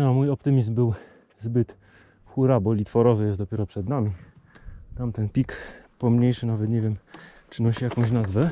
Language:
Polish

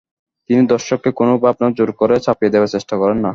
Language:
Bangla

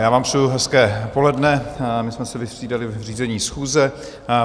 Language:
Czech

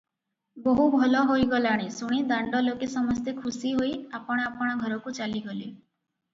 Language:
Odia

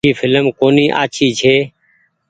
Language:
Goaria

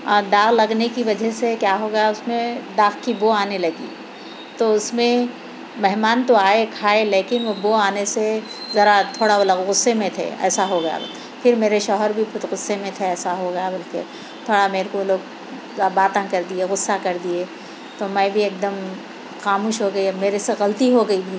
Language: Urdu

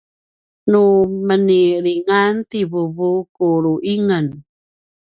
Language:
Paiwan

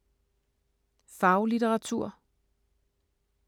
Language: Danish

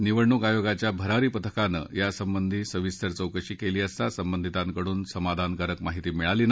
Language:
Marathi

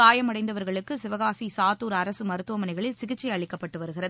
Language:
Tamil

